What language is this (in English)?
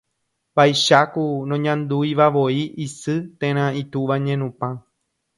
Guarani